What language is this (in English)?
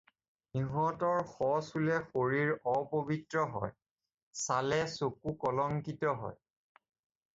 Assamese